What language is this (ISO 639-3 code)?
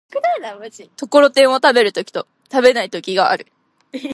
jpn